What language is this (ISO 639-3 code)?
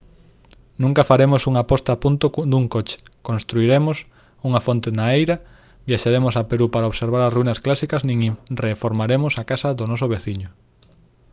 glg